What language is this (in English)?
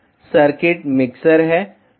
Hindi